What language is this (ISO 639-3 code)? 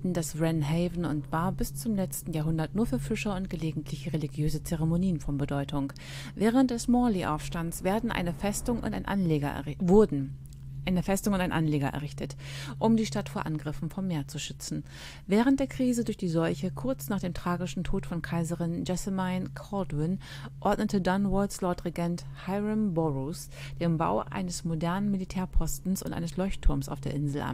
deu